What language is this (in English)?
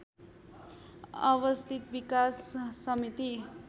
Nepali